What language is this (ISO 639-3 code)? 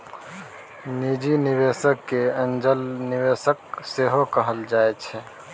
mai